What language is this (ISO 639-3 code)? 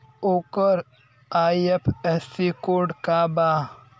bho